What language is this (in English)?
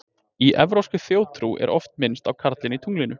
Icelandic